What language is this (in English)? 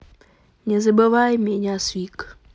Russian